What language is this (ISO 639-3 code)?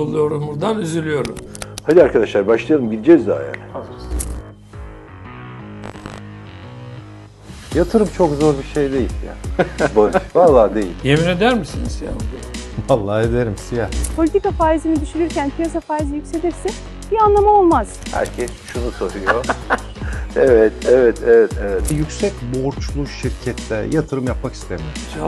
tur